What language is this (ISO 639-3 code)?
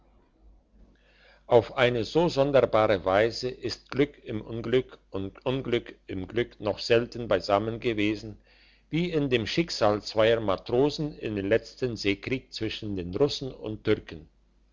deu